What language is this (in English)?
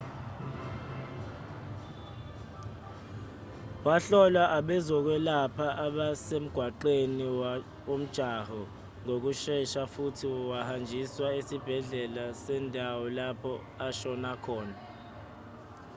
Zulu